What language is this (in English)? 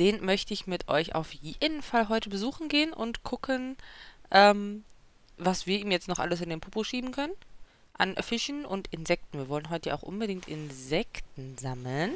German